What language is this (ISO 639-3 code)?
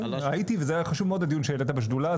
heb